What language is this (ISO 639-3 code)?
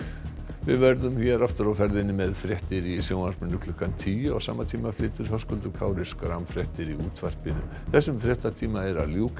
isl